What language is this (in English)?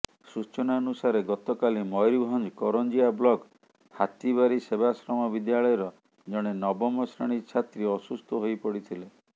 Odia